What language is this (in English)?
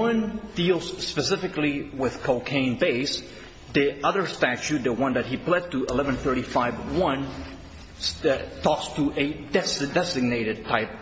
English